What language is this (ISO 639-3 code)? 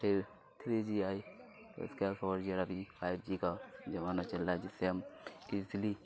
urd